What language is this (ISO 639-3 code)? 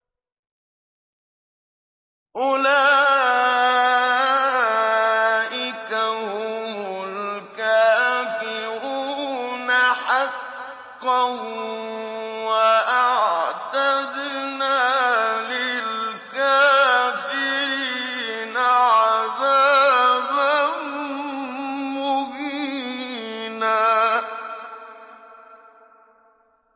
ara